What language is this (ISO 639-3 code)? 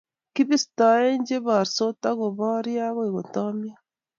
kln